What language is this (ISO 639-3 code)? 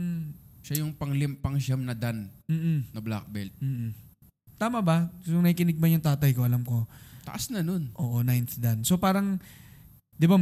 fil